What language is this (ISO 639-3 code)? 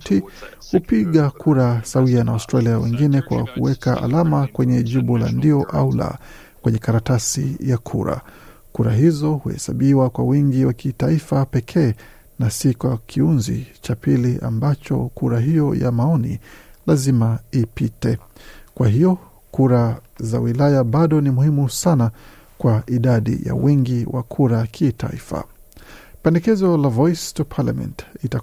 swa